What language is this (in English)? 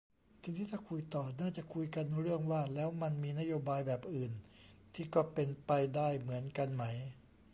Thai